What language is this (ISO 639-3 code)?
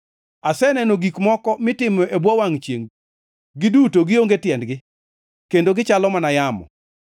luo